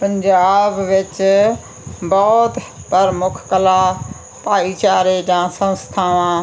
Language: Punjabi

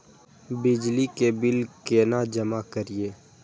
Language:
Maithili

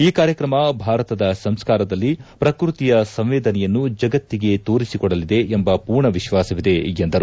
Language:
Kannada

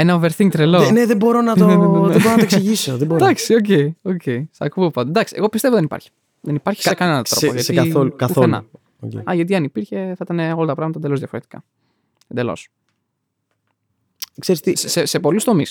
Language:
Greek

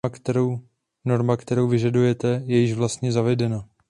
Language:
Czech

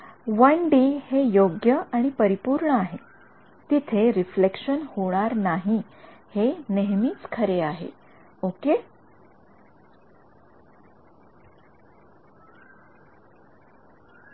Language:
Marathi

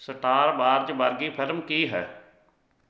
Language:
Punjabi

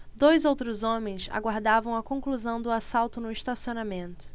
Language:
Portuguese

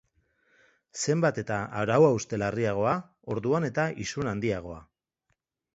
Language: Basque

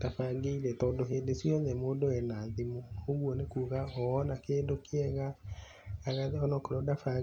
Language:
Kikuyu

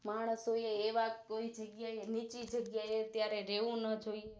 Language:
Gujarati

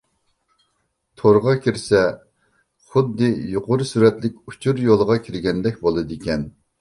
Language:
Uyghur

